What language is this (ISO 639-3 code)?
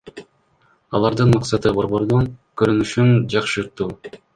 kir